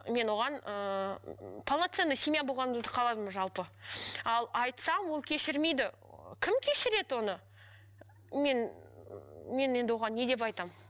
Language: Kazakh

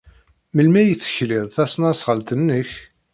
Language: Kabyle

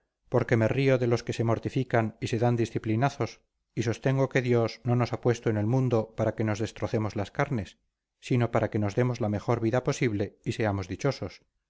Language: Spanish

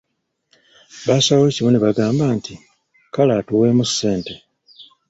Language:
Ganda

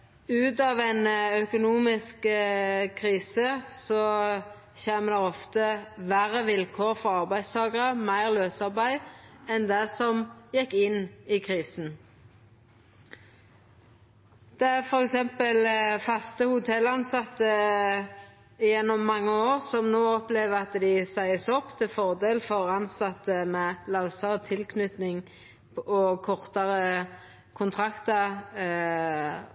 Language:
Norwegian Nynorsk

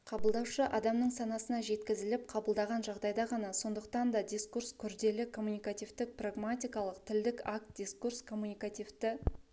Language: Kazakh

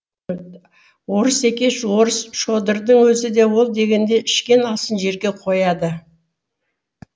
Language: Kazakh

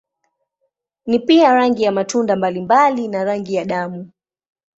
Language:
Swahili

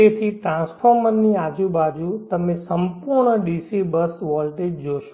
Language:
Gujarati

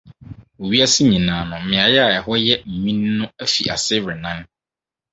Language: Akan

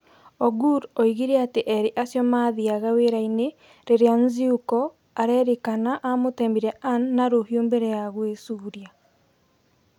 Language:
Kikuyu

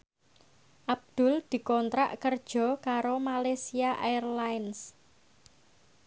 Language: Javanese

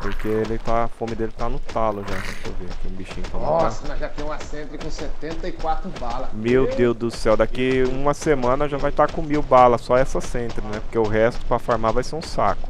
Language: Portuguese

